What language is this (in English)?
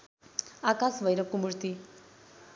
Nepali